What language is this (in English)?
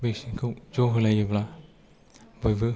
Bodo